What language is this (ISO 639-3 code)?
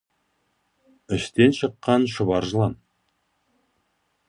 kaz